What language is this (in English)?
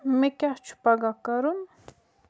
Kashmiri